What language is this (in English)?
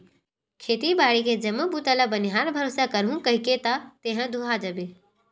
Chhattisgarhi